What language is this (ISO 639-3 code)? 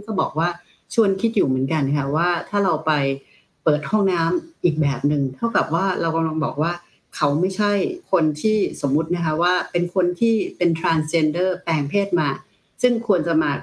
tha